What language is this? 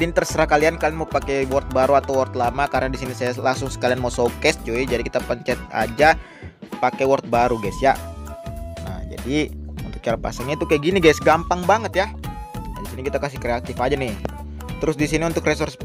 Indonesian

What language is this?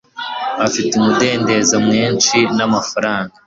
Kinyarwanda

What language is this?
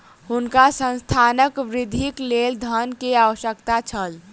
Maithili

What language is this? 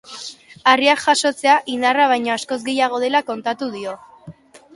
Basque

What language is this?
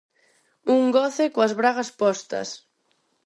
Galician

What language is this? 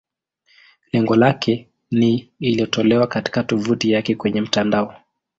Swahili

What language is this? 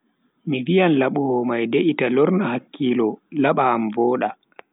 Bagirmi Fulfulde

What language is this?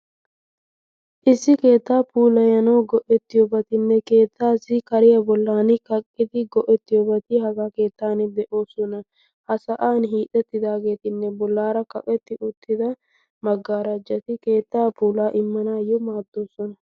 Wolaytta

